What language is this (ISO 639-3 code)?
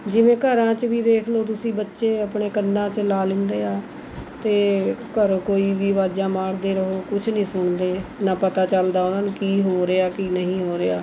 pan